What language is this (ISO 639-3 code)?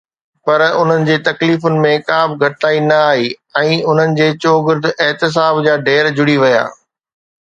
snd